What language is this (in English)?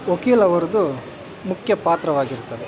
Kannada